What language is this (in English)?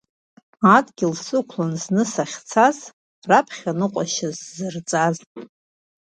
Abkhazian